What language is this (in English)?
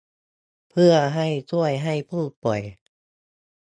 Thai